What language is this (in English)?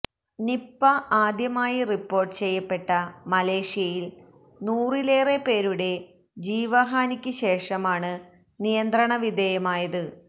Malayalam